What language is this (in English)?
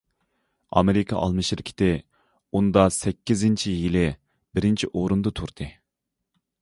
Uyghur